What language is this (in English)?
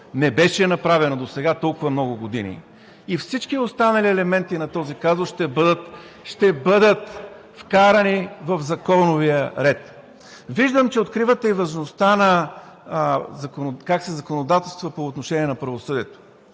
Bulgarian